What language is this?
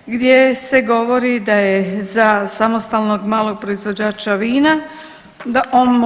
Croatian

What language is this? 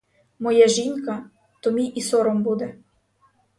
Ukrainian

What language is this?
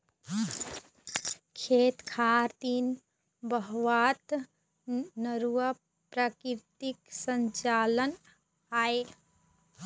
Chhattisgarhi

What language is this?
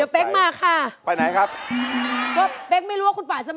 Thai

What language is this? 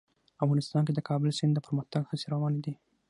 Pashto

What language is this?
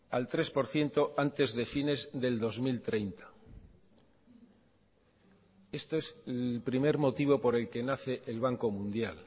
Spanish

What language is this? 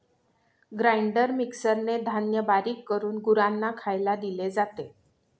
Marathi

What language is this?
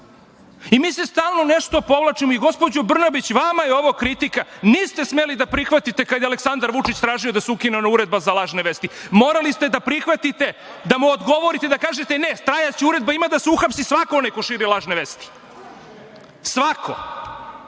Serbian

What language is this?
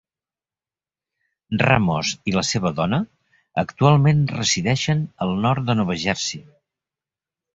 Catalan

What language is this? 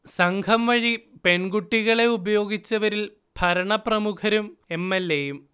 Malayalam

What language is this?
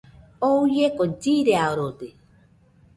Nüpode Huitoto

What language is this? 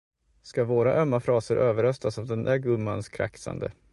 Swedish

